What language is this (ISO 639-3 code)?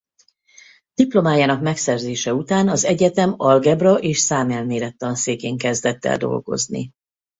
hun